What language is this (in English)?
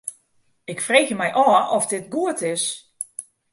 Western Frisian